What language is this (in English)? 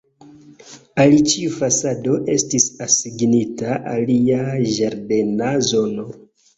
Esperanto